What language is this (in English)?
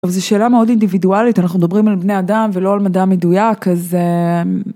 Hebrew